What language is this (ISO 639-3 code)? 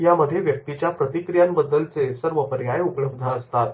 mar